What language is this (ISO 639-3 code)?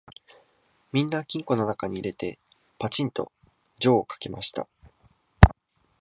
jpn